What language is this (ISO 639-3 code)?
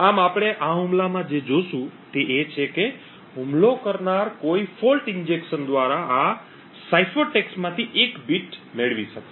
guj